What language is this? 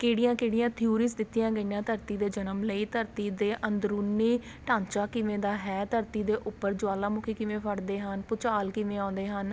Punjabi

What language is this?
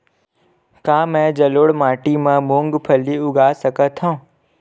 Chhattisgarhi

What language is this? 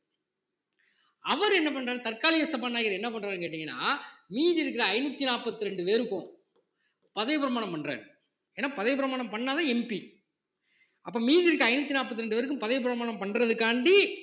Tamil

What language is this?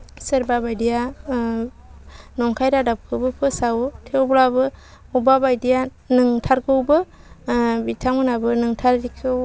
Bodo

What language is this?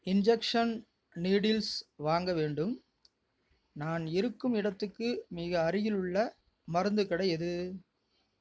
Tamil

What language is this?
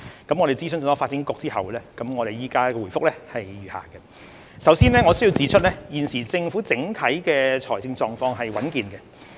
Cantonese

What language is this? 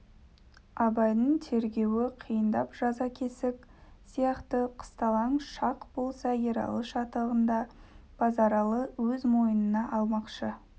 Kazakh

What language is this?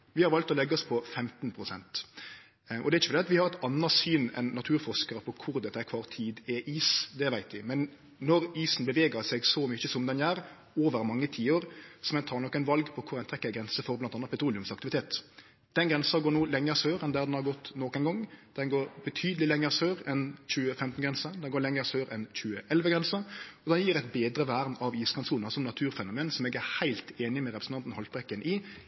Norwegian Nynorsk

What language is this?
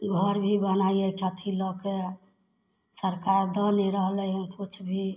Maithili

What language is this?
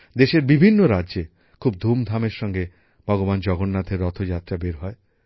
Bangla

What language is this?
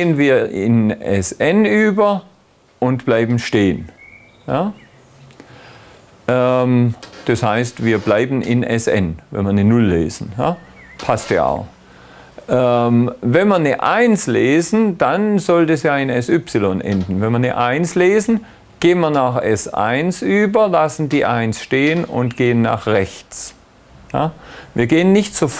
German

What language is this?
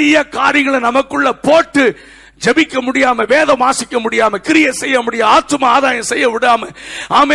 Tamil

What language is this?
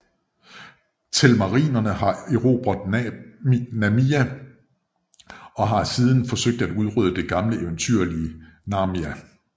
Danish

